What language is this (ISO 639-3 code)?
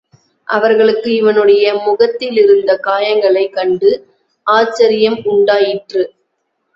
tam